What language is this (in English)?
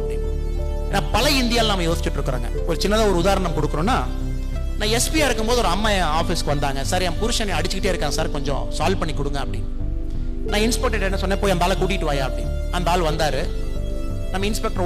Tamil